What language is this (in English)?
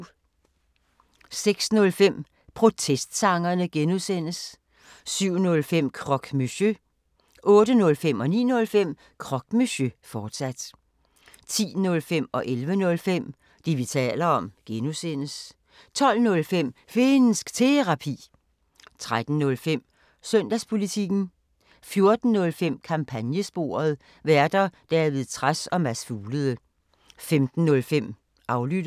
Danish